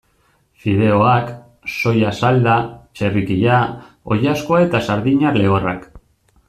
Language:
Basque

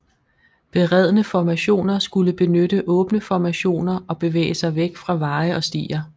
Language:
Danish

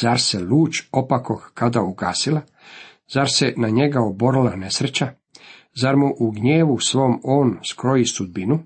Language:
Croatian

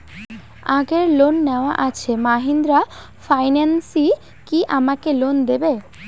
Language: Bangla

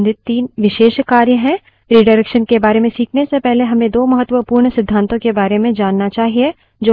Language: Hindi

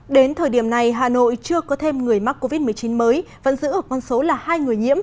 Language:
Vietnamese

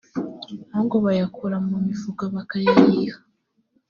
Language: Kinyarwanda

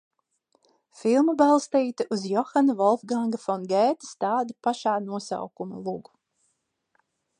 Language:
Latvian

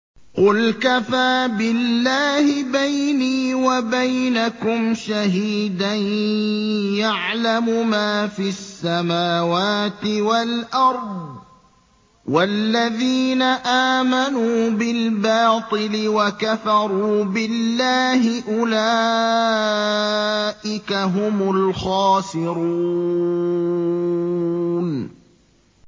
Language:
Arabic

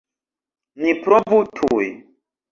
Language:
Esperanto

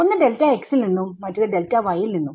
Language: Malayalam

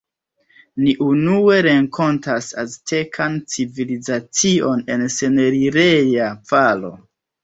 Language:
Esperanto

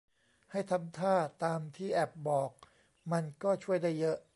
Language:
Thai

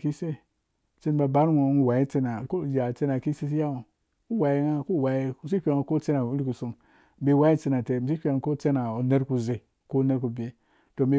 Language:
Dũya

